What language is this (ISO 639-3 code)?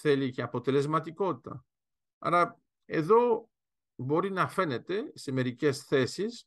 ell